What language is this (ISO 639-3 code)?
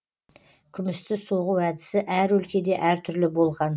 kaz